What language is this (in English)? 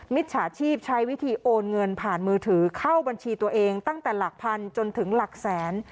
Thai